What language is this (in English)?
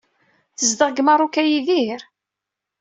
Kabyle